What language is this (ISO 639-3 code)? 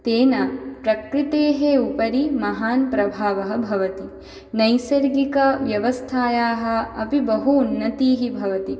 san